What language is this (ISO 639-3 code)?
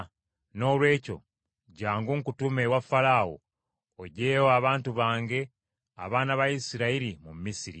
lug